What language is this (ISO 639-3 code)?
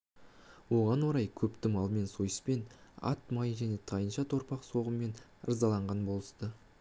kaz